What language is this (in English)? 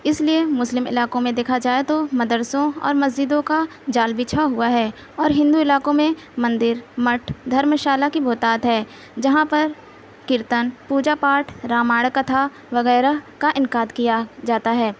Urdu